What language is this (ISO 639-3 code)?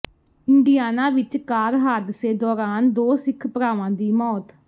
pan